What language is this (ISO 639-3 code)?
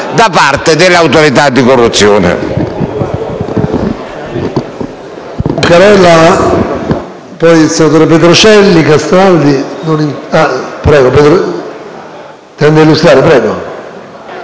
ita